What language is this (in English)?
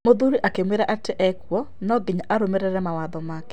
Kikuyu